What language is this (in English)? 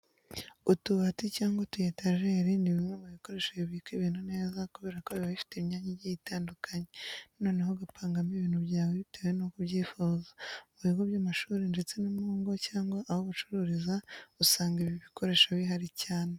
Kinyarwanda